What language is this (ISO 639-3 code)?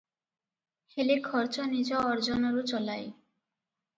ori